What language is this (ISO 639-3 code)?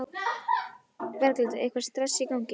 isl